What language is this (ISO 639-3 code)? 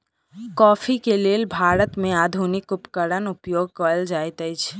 mai